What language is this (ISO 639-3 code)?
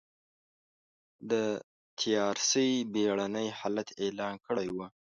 pus